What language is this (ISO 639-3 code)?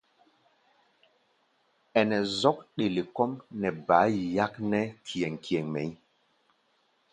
gba